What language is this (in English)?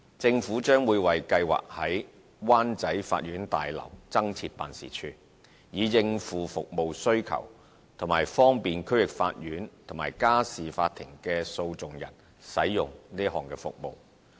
Cantonese